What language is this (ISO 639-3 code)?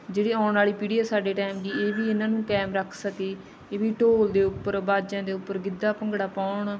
pan